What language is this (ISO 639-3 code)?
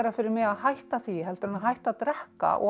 isl